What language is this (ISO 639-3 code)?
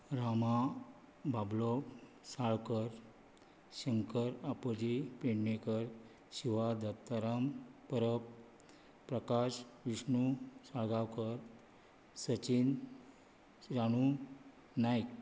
kok